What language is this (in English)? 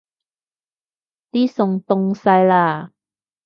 Cantonese